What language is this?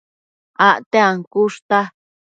Matsés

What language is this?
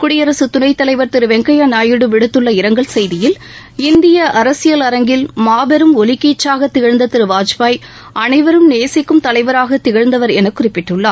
Tamil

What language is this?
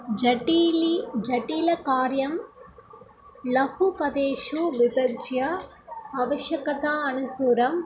Sanskrit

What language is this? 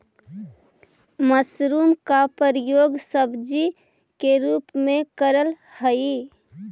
Magahi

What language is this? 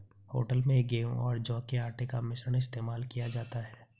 Hindi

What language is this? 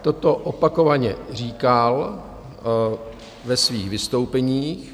Czech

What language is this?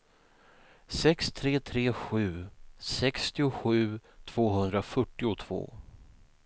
Swedish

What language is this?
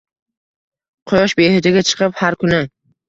Uzbek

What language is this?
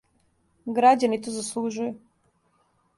Serbian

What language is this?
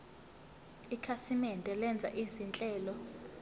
Zulu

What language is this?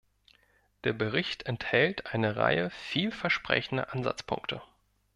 German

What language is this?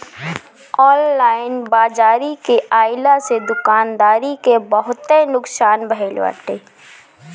Bhojpuri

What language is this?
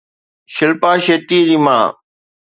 Sindhi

